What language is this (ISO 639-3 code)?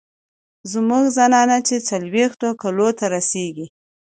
pus